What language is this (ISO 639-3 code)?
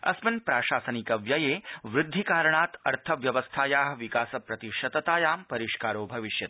san